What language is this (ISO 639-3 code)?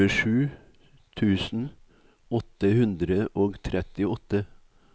nor